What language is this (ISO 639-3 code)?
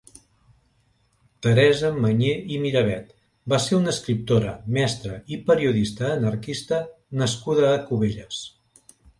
cat